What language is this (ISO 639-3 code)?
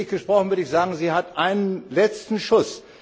deu